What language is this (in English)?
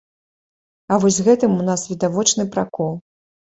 Belarusian